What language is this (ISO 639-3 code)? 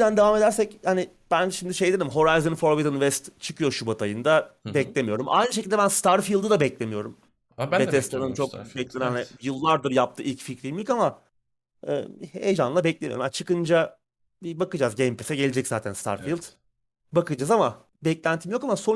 tur